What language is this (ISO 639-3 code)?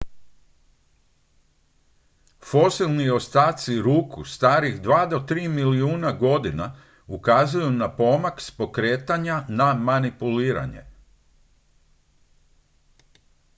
hrv